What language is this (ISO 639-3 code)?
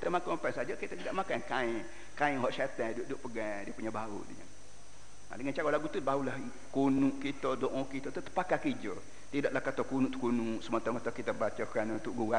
msa